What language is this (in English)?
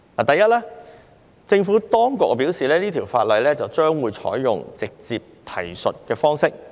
Cantonese